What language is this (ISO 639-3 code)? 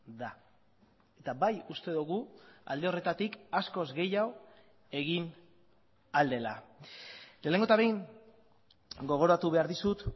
eus